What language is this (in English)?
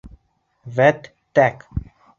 Bashkir